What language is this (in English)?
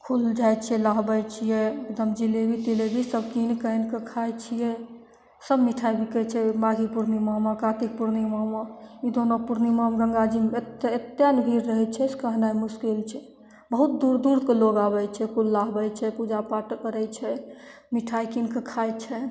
Maithili